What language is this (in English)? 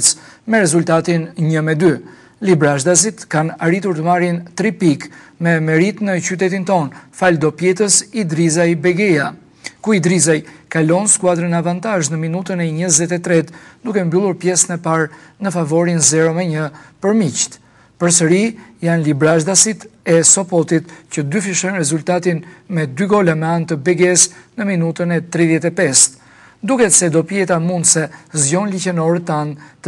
Bulgarian